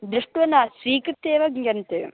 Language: Sanskrit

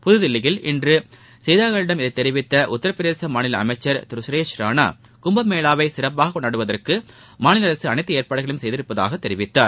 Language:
Tamil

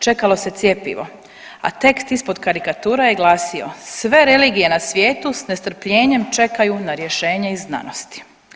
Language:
Croatian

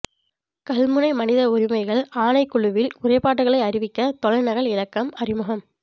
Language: Tamil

